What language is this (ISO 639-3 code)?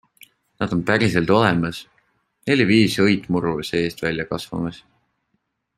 est